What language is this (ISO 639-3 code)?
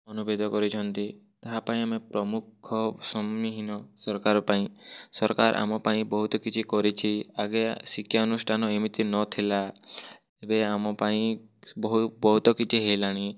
ori